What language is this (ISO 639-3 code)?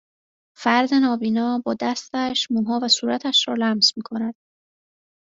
fas